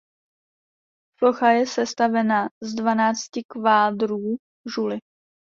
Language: Czech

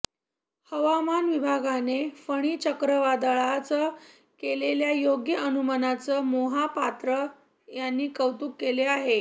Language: Marathi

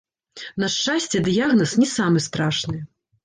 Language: Belarusian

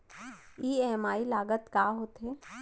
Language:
Chhattisgarhi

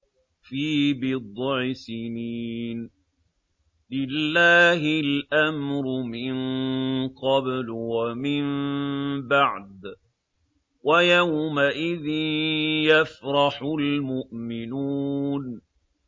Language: Arabic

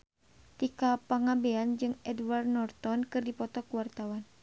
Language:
Sundanese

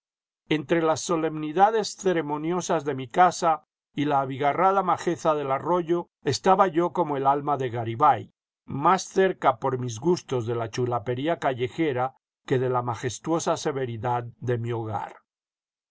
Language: Spanish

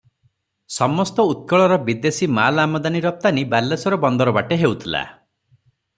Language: Odia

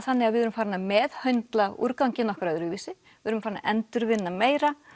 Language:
Icelandic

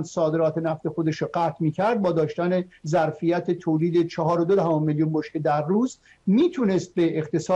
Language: Persian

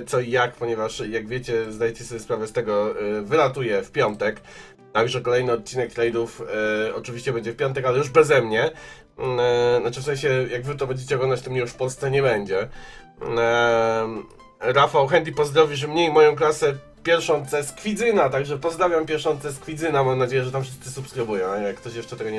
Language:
Polish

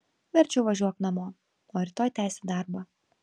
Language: Lithuanian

